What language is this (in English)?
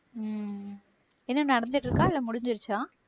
Tamil